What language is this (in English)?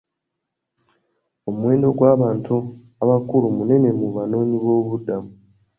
Ganda